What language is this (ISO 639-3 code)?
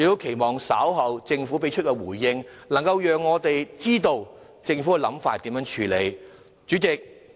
yue